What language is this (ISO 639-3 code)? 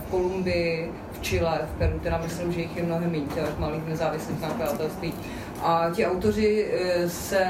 ces